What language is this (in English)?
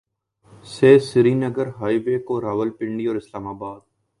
Urdu